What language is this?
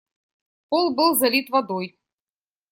Russian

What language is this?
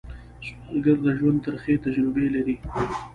Pashto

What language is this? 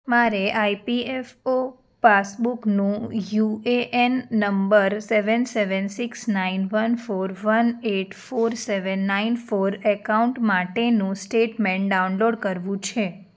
Gujarati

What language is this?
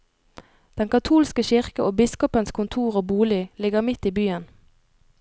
Norwegian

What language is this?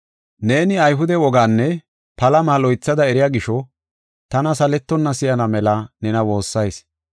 Gofa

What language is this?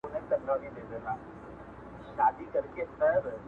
Pashto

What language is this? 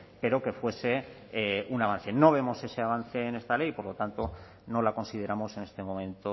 Spanish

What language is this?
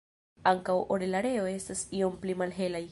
Esperanto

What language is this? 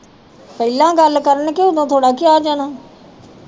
Punjabi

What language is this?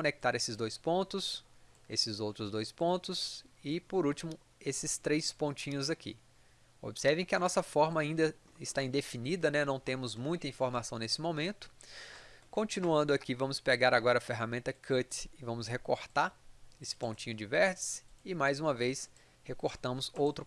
Portuguese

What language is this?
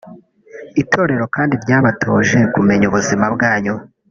Kinyarwanda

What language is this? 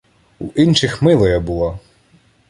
Ukrainian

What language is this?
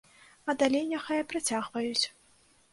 Belarusian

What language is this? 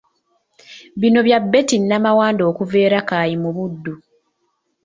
Ganda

